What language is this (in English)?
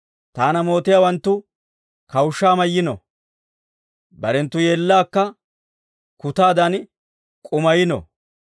Dawro